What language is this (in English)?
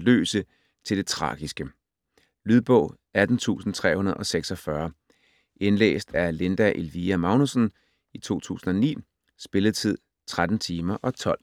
Danish